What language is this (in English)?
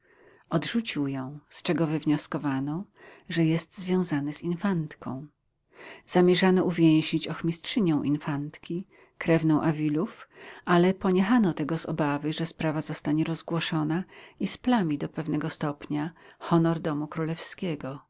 Polish